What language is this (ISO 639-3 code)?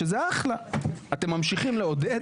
heb